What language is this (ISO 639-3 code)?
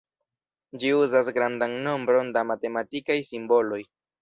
epo